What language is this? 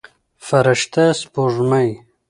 Pashto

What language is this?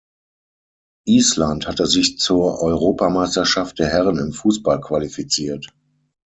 German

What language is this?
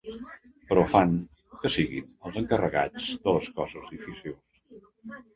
Catalan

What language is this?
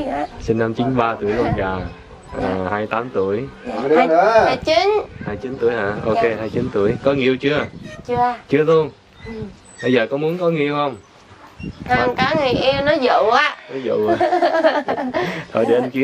Vietnamese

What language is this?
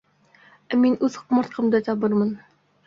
Bashkir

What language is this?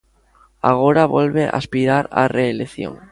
Galician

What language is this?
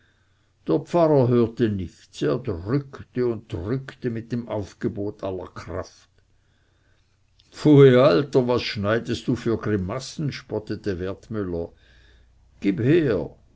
German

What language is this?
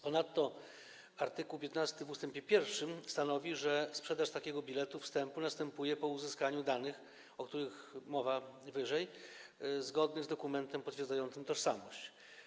Polish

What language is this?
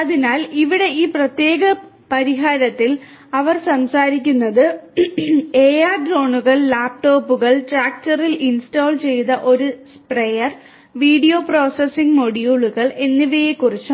Malayalam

